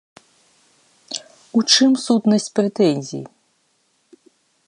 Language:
Belarusian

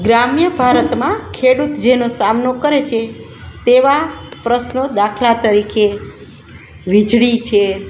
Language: Gujarati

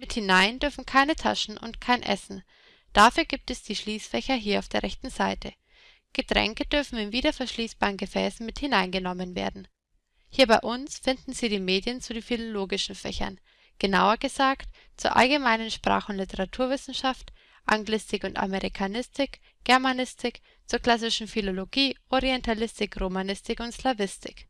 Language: German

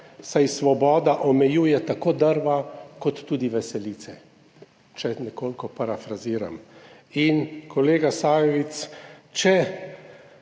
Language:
Slovenian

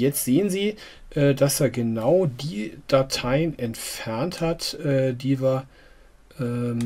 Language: German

